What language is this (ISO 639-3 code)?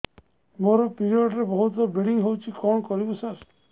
ori